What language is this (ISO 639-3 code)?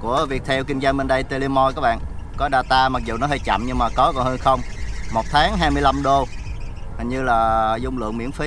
vie